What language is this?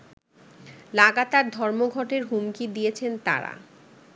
Bangla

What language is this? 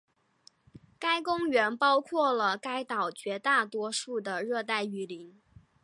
Chinese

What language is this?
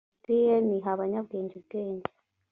Kinyarwanda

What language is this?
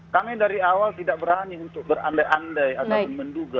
Indonesian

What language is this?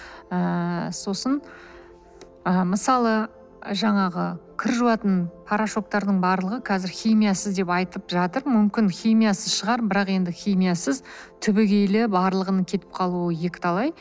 Kazakh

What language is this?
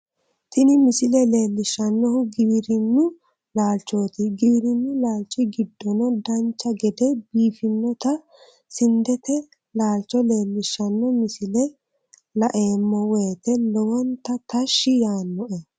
Sidamo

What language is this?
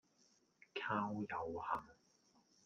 Cantonese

